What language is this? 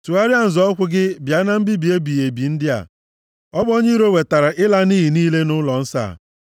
Igbo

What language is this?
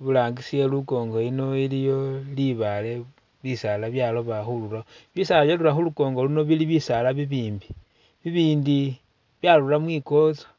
Masaaba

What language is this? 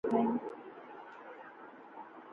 Pahari-Potwari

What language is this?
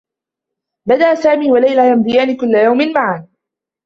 Arabic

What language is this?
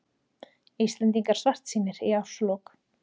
Icelandic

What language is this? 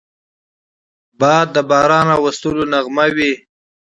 Pashto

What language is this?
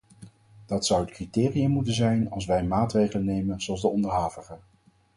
Dutch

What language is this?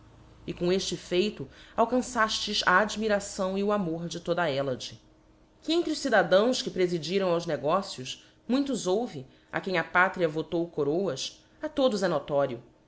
Portuguese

